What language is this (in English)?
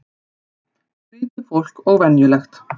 Icelandic